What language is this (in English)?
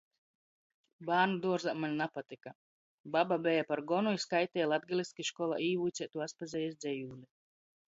Latgalian